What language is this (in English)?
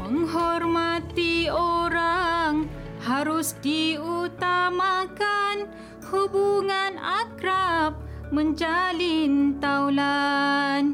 Malay